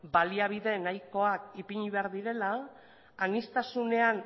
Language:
Basque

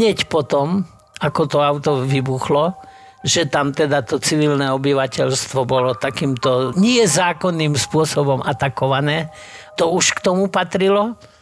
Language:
Slovak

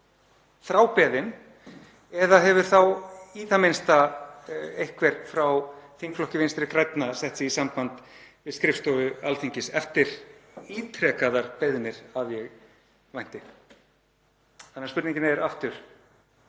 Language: Icelandic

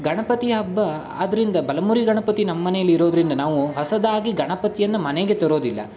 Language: Kannada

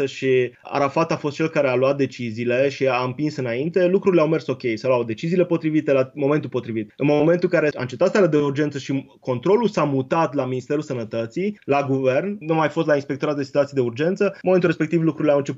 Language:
Romanian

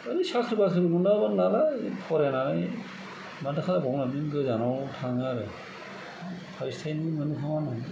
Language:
Bodo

